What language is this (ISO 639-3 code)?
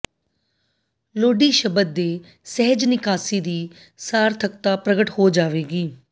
pan